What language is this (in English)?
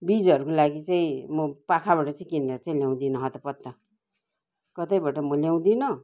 Nepali